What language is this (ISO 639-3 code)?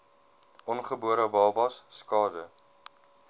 afr